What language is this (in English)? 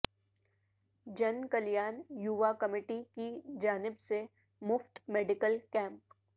Urdu